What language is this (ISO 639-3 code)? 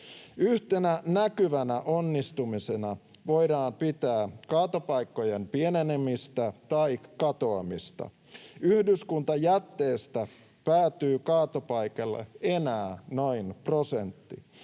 fin